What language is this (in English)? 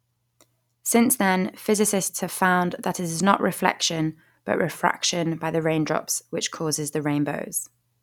English